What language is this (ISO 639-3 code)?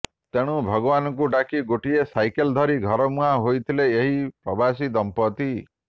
ori